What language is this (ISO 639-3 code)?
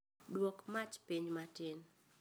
luo